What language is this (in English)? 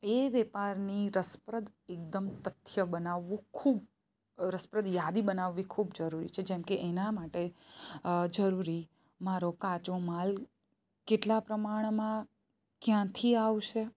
Gujarati